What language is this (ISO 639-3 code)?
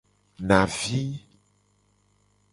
gej